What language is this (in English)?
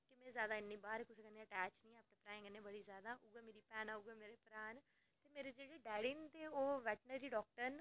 Dogri